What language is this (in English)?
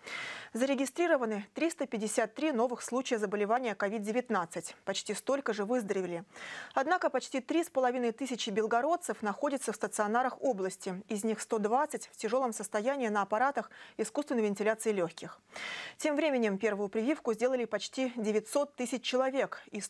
Russian